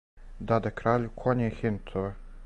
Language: Serbian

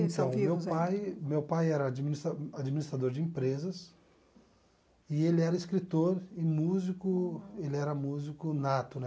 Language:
Portuguese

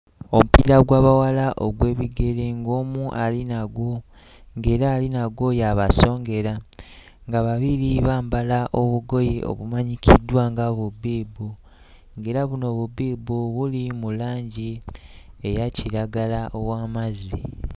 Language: Ganda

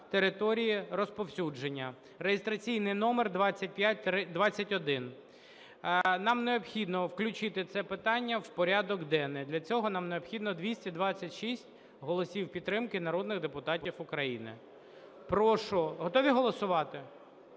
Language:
Ukrainian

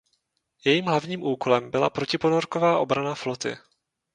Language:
Czech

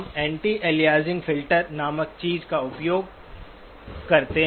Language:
Hindi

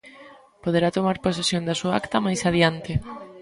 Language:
Galician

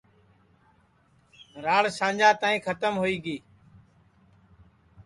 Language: Sansi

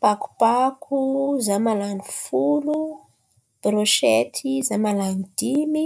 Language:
Antankarana Malagasy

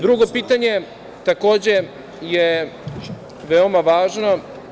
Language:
Serbian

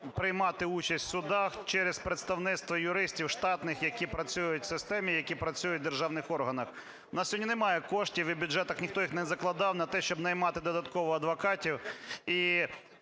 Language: Ukrainian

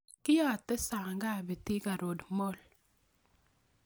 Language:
Kalenjin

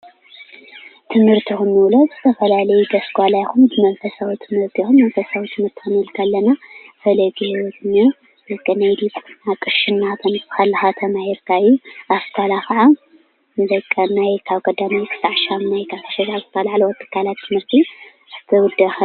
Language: Tigrinya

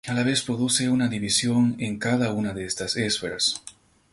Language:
Spanish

